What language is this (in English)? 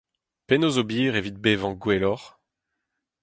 Breton